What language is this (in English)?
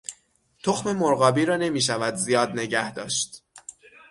Persian